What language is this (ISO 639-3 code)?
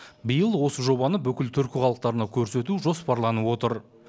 kaz